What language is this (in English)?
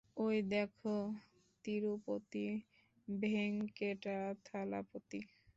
Bangla